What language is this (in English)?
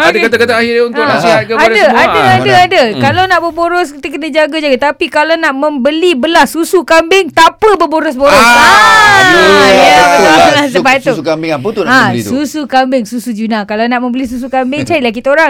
Malay